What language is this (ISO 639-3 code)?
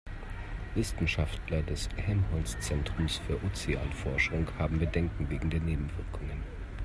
deu